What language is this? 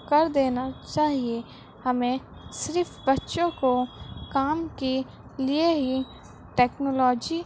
Urdu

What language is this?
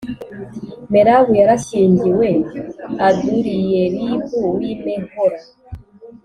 Kinyarwanda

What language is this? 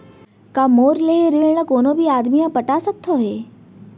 Chhattisgarhi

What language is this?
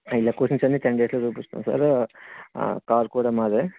Telugu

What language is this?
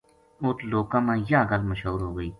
Gujari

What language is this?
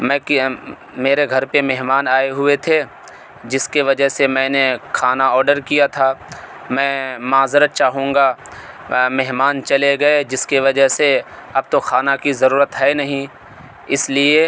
Urdu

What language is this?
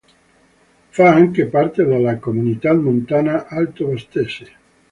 Italian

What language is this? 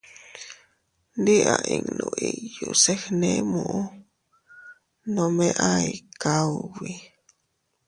Teutila Cuicatec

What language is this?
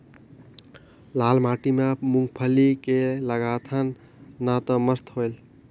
Chhattisgarhi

